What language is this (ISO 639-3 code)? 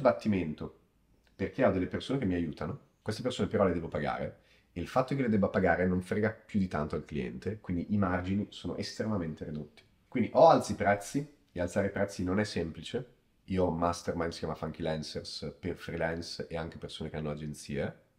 ita